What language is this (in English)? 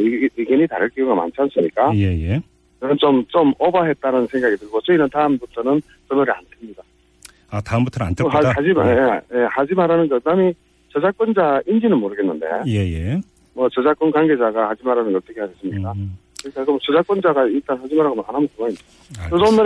Korean